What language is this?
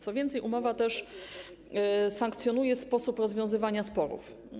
Polish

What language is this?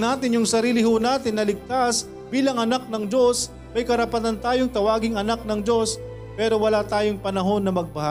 Filipino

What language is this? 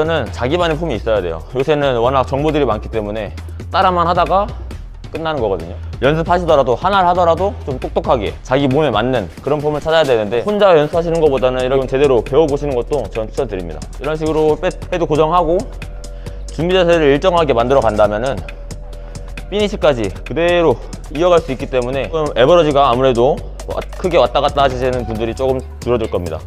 Korean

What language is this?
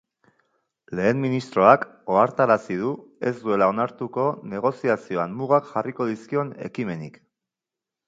Basque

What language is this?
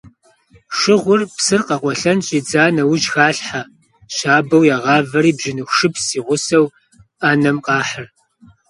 Kabardian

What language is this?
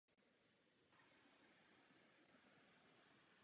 Czech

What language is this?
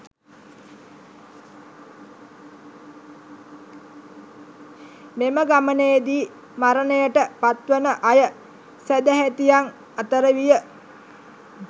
Sinhala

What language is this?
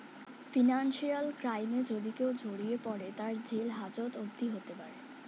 Bangla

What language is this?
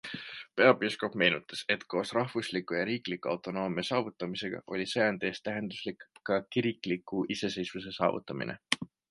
Estonian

